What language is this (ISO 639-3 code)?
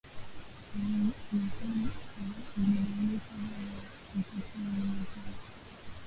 swa